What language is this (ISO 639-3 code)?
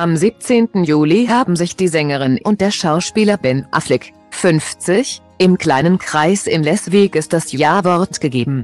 deu